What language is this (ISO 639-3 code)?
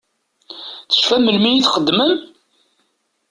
kab